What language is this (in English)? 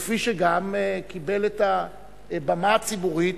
Hebrew